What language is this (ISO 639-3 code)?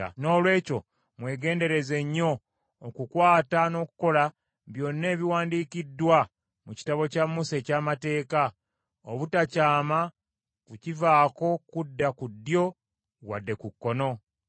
lug